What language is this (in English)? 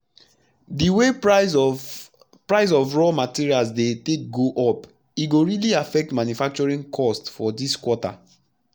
Nigerian Pidgin